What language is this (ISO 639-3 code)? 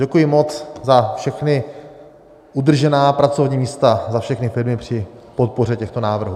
ces